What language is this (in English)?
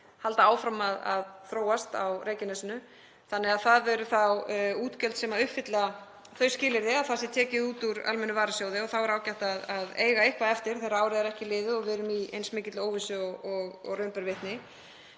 Icelandic